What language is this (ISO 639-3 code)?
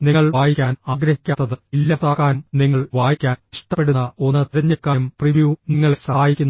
mal